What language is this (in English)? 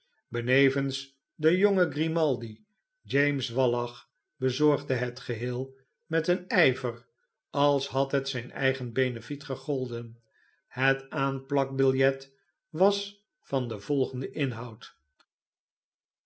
Dutch